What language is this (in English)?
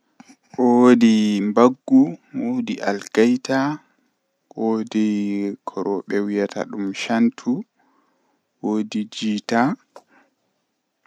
Western Niger Fulfulde